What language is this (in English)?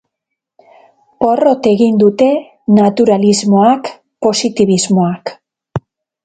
Basque